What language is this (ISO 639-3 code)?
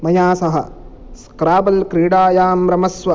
san